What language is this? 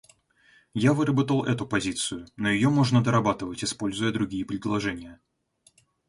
Russian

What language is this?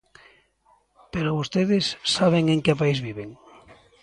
Galician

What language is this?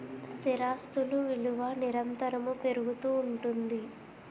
Telugu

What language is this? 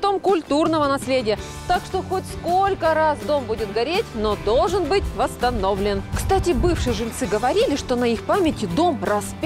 Russian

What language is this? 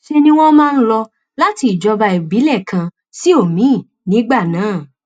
Yoruba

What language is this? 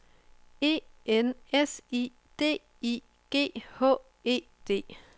Danish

